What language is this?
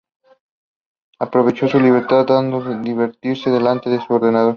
Spanish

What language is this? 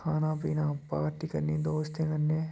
Dogri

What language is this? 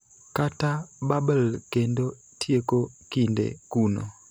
Luo (Kenya and Tanzania)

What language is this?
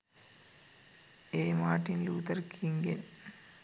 Sinhala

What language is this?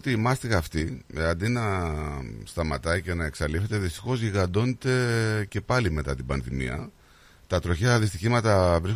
Greek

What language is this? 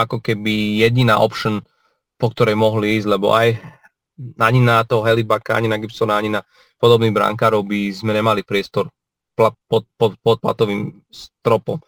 Slovak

